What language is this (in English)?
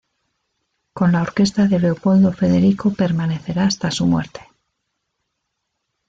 Spanish